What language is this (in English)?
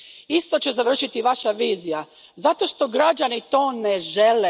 Croatian